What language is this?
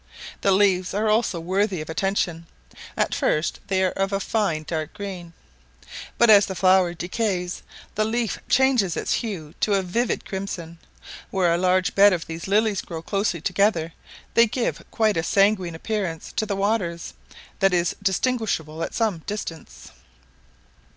English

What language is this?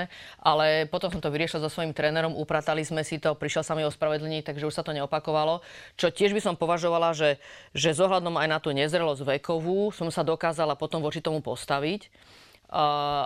Slovak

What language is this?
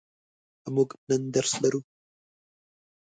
Pashto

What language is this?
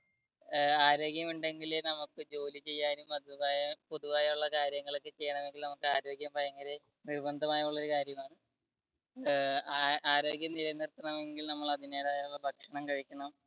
Malayalam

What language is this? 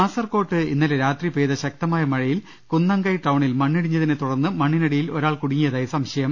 Malayalam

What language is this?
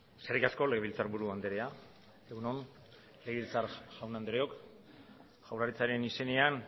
Basque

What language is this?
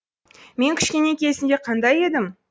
Kazakh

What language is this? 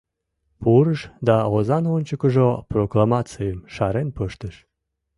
Mari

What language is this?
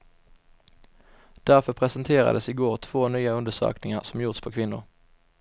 Swedish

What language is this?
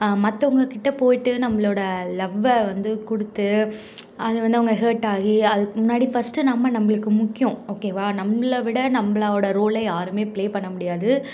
Tamil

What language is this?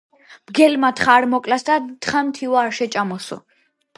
Georgian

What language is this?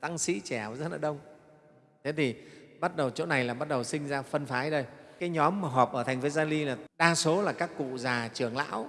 Vietnamese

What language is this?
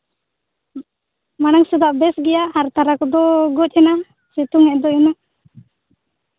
Santali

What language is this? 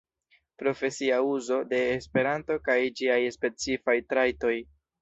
Esperanto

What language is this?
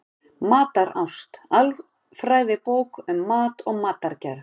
Icelandic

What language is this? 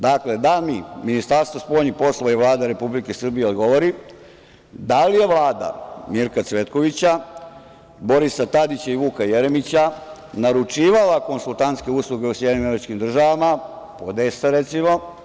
Serbian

